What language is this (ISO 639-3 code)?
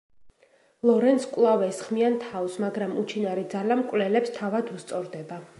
kat